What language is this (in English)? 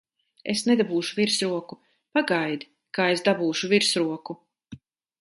Latvian